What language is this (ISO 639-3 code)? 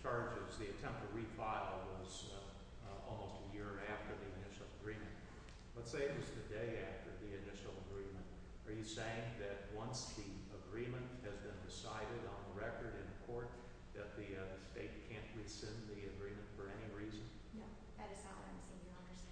eng